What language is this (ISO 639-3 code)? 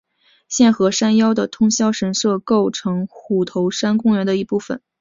zho